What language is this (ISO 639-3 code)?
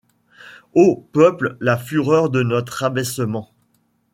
fra